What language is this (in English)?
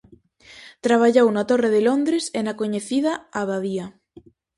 Galician